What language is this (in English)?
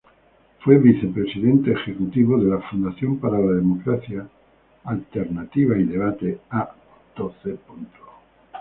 Spanish